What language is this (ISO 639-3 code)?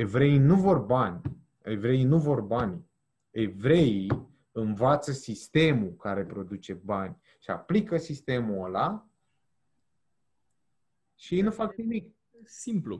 ron